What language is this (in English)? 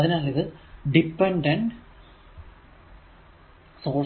Malayalam